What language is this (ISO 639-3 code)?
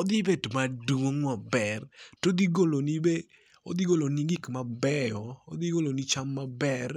luo